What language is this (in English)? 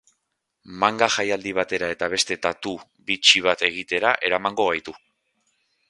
Basque